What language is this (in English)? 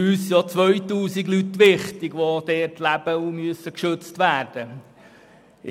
Swiss German